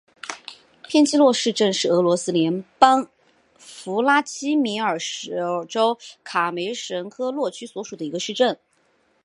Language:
Chinese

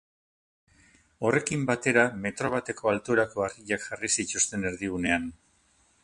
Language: Basque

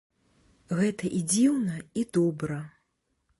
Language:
Belarusian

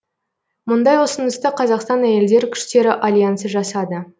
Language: Kazakh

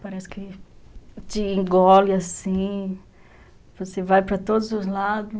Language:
Portuguese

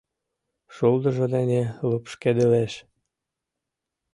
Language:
Mari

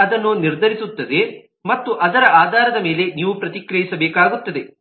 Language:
Kannada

